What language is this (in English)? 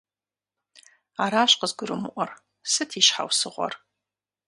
Kabardian